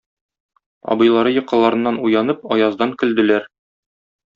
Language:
Tatar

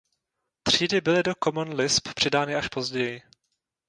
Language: Czech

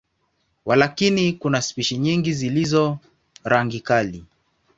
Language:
Swahili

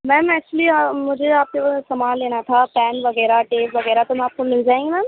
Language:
Urdu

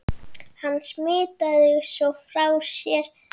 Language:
Icelandic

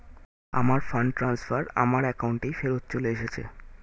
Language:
Bangla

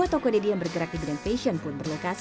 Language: Indonesian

